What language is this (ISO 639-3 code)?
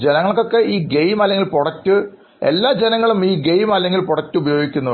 mal